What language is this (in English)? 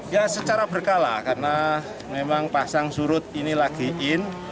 Indonesian